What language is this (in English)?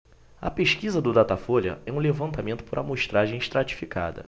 Portuguese